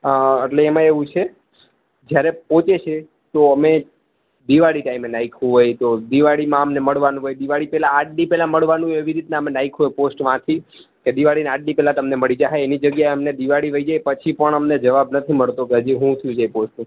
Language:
Gujarati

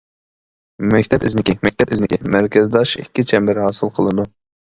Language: Uyghur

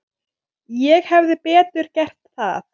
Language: Icelandic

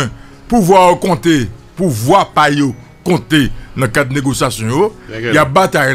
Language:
French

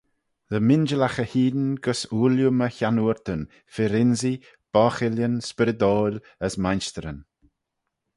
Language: Manx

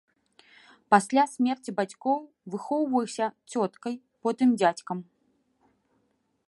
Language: Belarusian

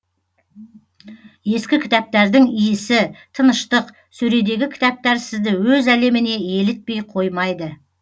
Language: Kazakh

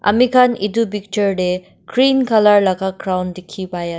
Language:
Naga Pidgin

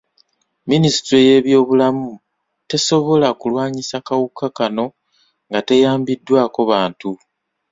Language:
Ganda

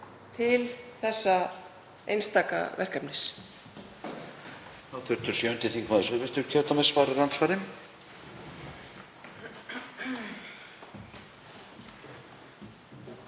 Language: Icelandic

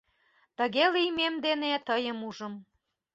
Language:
Mari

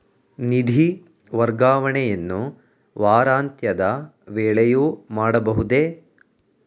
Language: Kannada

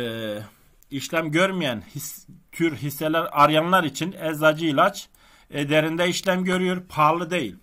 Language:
Turkish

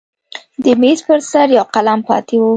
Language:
Pashto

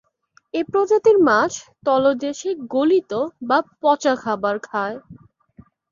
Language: Bangla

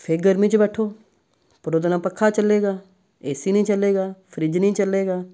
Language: Punjabi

